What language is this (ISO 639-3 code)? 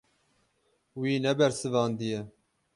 kur